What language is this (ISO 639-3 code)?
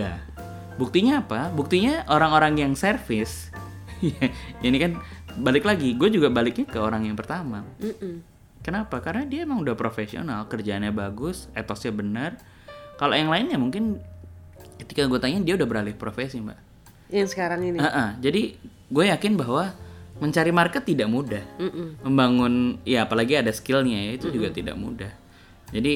ind